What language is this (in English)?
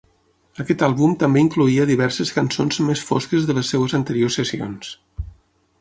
Catalan